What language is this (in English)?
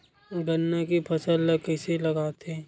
Chhattisgarhi